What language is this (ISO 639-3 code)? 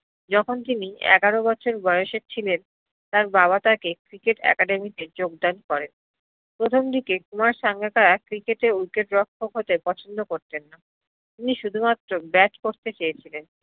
ben